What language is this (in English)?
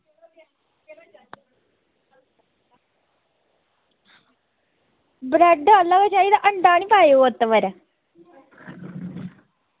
Dogri